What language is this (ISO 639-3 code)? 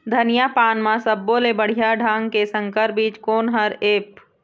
hne